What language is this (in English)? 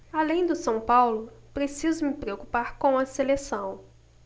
Portuguese